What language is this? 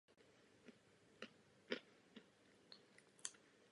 Czech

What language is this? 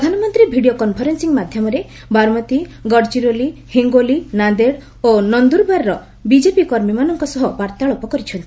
Odia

